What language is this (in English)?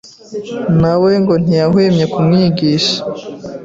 Kinyarwanda